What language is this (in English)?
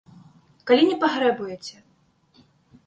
Belarusian